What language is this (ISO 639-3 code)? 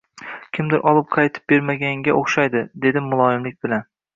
uzb